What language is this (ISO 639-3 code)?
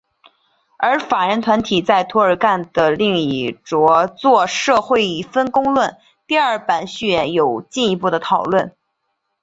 zho